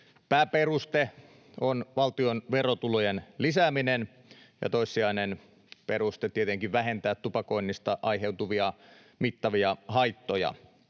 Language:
Finnish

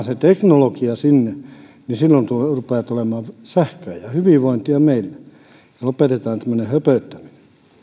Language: Finnish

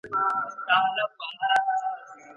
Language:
Pashto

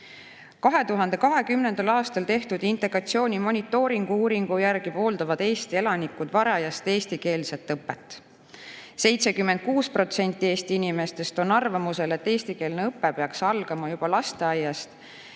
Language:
Estonian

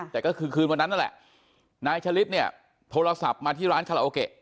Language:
Thai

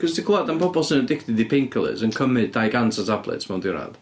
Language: Welsh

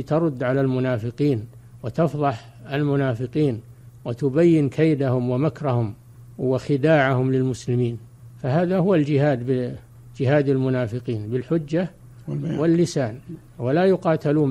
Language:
Arabic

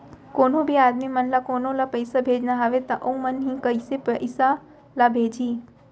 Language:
Chhattisgarhi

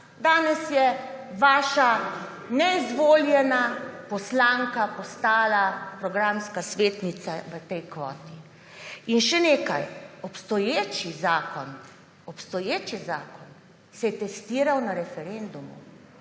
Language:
Slovenian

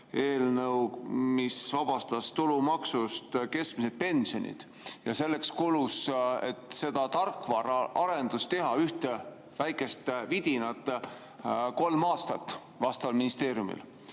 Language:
Estonian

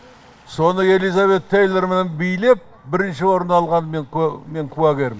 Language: Kazakh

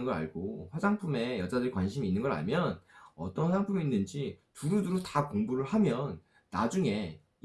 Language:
Korean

